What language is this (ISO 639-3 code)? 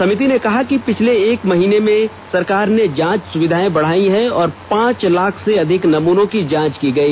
hin